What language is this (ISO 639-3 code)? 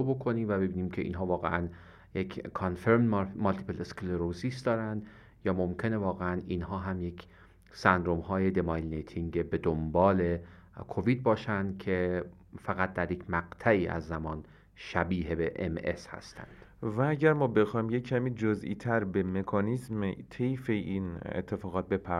fas